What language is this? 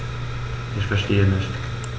German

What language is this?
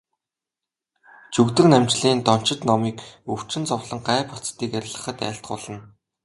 Mongolian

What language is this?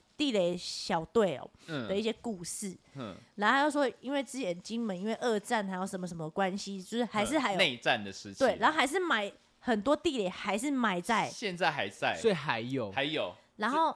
Chinese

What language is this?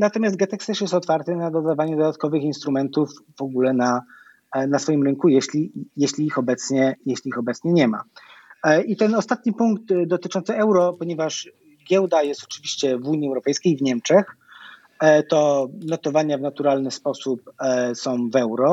Polish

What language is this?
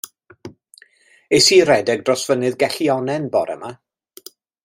Welsh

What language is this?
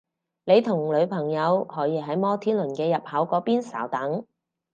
Cantonese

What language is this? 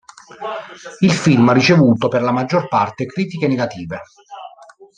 Italian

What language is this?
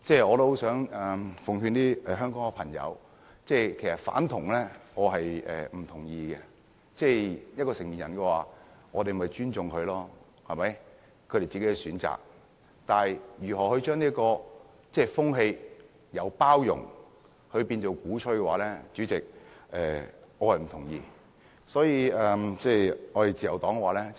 Cantonese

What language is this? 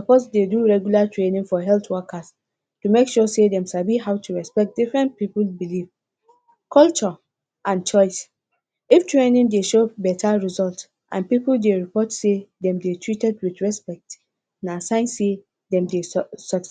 Nigerian Pidgin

